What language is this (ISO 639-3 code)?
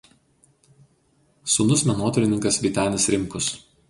lit